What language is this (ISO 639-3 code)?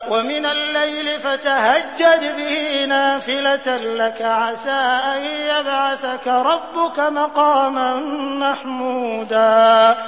ara